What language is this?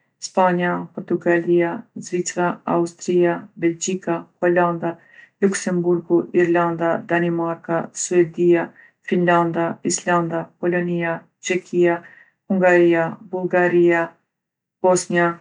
Gheg Albanian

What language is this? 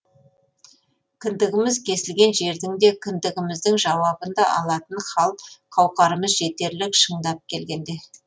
Kazakh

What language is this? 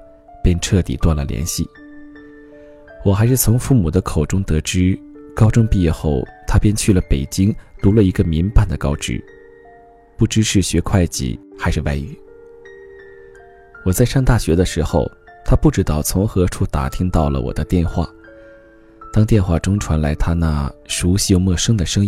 Chinese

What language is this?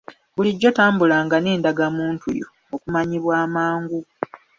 Ganda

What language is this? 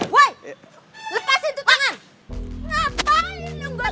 Indonesian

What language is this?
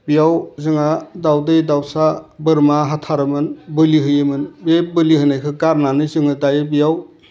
Bodo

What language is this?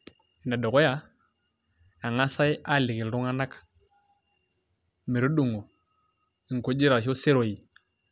Masai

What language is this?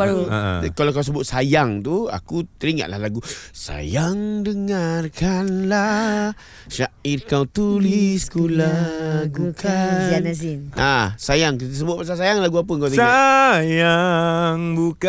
Malay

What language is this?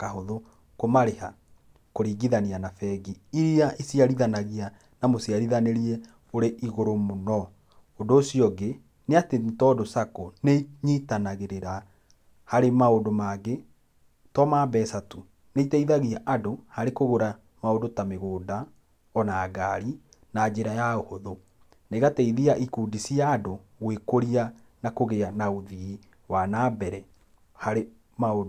Kikuyu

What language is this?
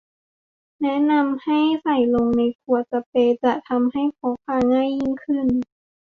Thai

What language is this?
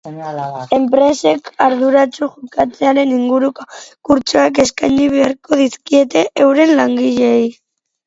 Basque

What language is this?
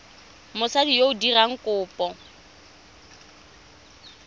Tswana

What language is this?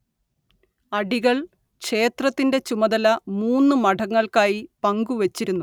Malayalam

